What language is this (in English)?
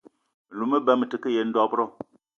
Eton (Cameroon)